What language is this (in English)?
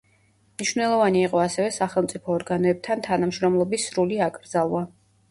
Georgian